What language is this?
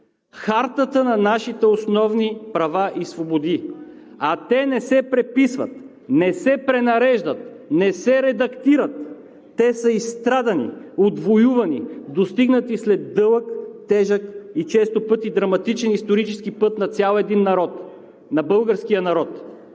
Bulgarian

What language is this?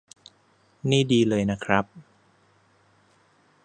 Thai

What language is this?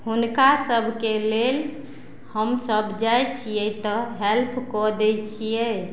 Maithili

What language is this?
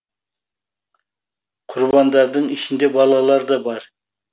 Kazakh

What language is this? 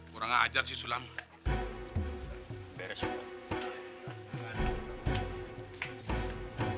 Indonesian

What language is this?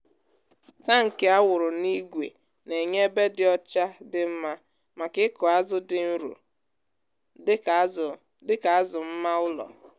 Igbo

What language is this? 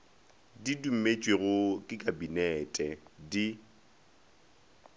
Northern Sotho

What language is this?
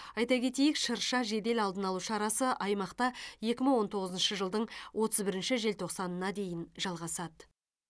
Kazakh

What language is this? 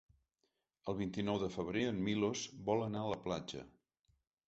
Catalan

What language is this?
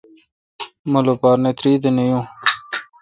Kalkoti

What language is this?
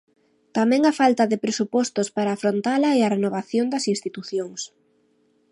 Galician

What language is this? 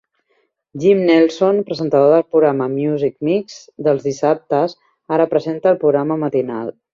Catalan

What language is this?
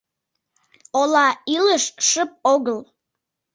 Mari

